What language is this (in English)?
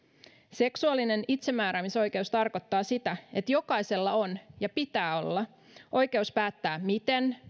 Finnish